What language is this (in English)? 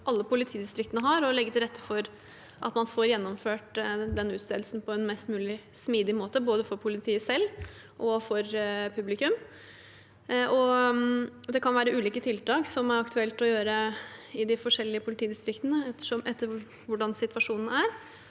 Norwegian